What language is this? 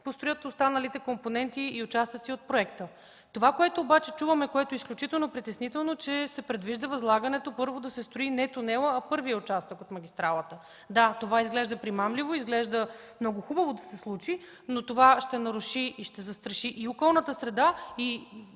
Bulgarian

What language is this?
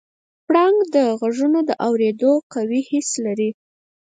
Pashto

